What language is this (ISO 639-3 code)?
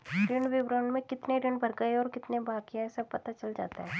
hin